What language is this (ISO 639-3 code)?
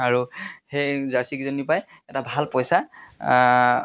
asm